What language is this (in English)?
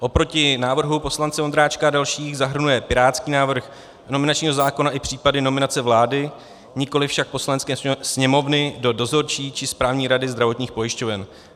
Czech